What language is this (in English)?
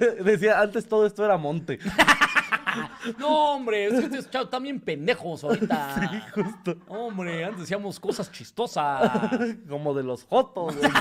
Spanish